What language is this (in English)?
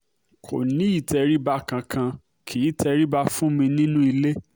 Yoruba